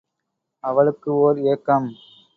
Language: Tamil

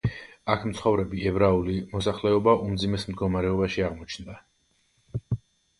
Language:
Georgian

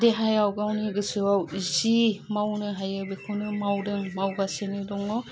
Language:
Bodo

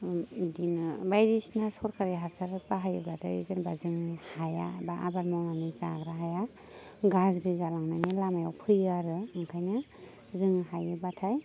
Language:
Bodo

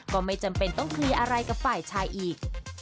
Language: Thai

